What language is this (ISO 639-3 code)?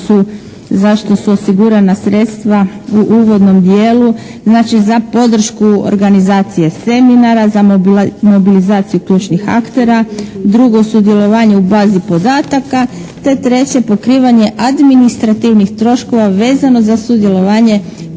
hrv